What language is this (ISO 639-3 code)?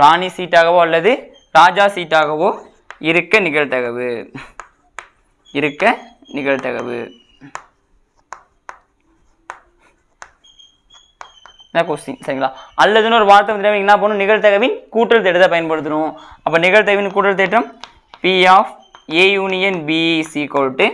tam